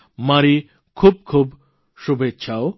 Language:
Gujarati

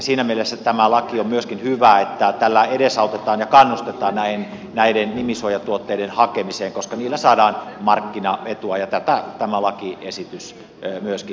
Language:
Finnish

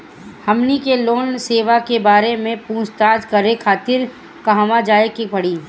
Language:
Bhojpuri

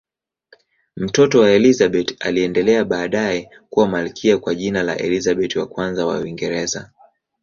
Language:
Swahili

